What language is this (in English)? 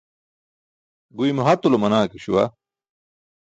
Burushaski